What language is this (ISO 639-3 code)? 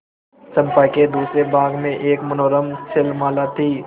hin